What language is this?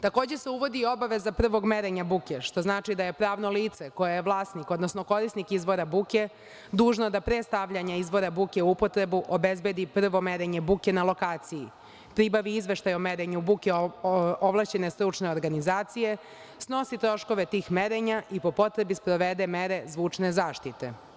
Serbian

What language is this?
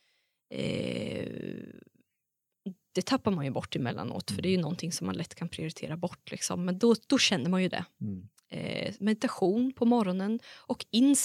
Swedish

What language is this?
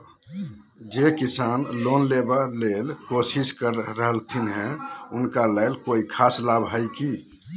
Magahi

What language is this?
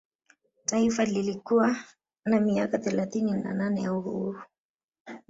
Swahili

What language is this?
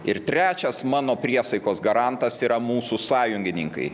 Lithuanian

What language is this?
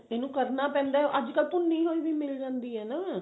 Punjabi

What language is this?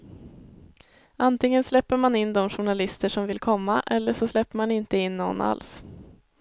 Swedish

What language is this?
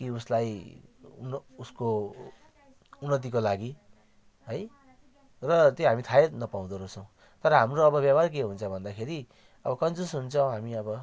Nepali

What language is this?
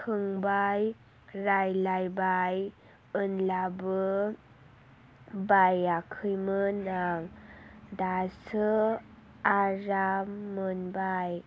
Bodo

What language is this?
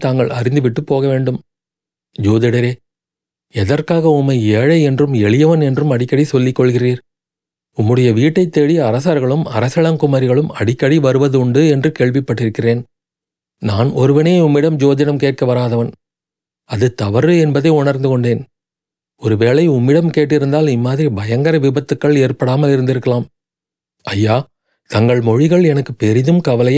Tamil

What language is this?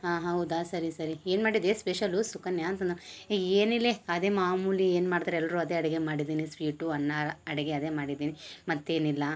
Kannada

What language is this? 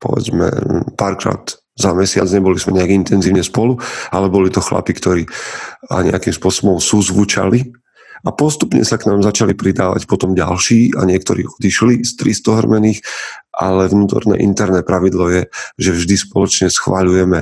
Slovak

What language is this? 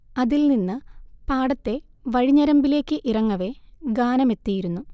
Malayalam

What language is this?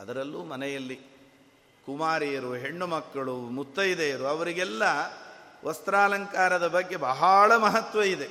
Kannada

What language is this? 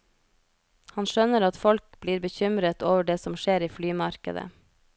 Norwegian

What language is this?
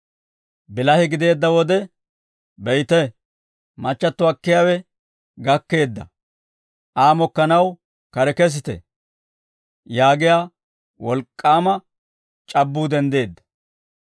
Dawro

